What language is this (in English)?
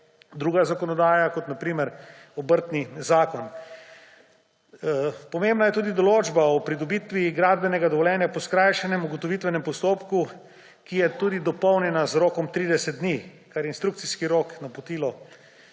Slovenian